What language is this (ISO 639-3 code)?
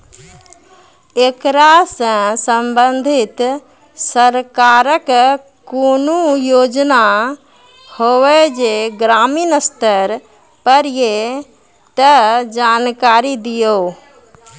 mai